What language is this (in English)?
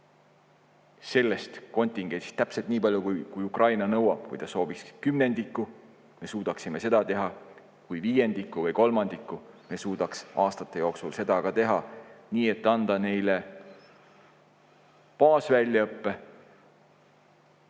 Estonian